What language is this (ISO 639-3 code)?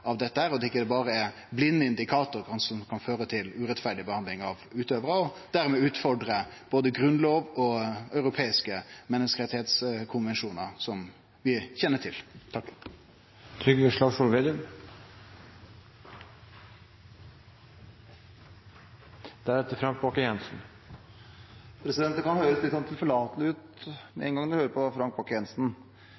nor